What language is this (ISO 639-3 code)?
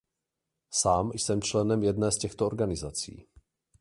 ces